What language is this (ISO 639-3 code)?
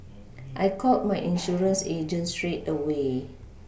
eng